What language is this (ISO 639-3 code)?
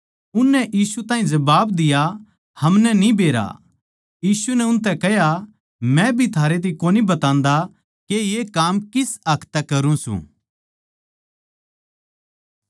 bgc